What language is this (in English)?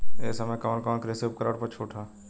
Bhojpuri